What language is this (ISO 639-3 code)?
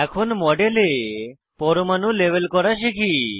ben